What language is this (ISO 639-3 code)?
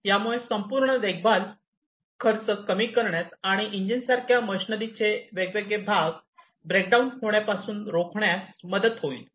mar